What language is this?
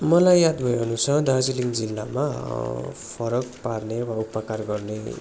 Nepali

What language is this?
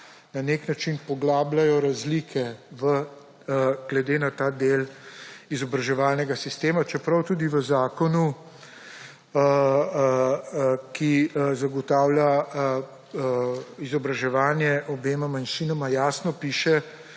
Slovenian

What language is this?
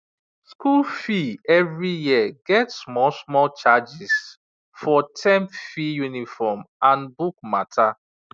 Nigerian Pidgin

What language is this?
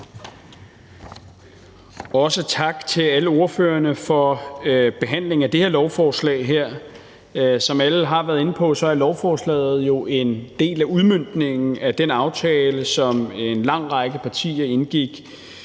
Danish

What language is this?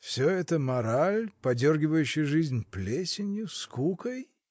Russian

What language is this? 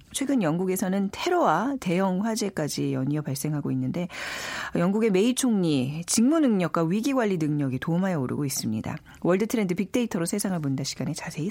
Korean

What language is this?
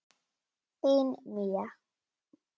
Icelandic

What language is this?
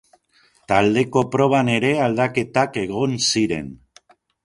Basque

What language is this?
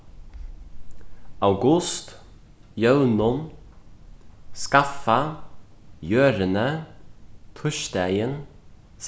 Faroese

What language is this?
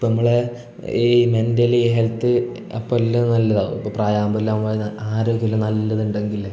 Malayalam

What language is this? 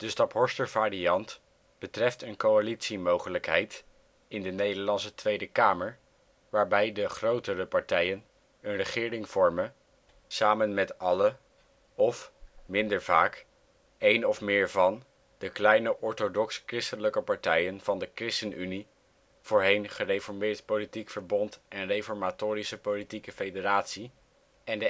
Dutch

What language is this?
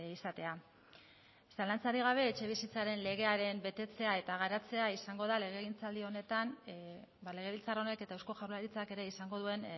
Basque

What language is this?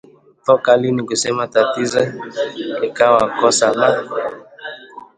Swahili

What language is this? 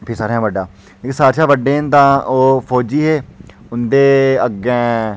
Dogri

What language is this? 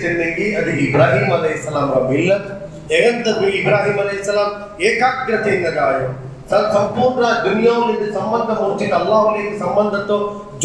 Urdu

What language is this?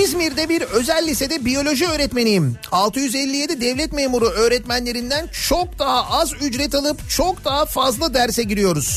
Turkish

